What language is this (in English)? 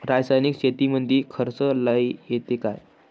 Marathi